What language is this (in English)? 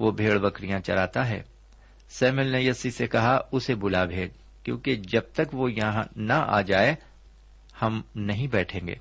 Urdu